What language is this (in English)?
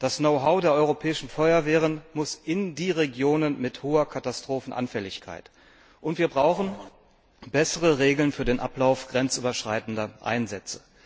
German